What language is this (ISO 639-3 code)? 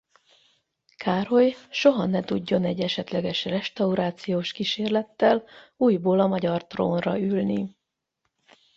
hun